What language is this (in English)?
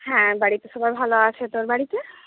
Bangla